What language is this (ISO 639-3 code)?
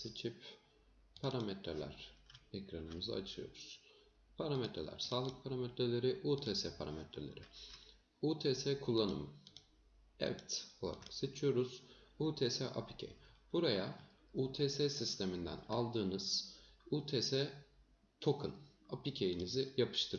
tur